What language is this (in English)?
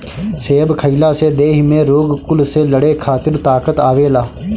Bhojpuri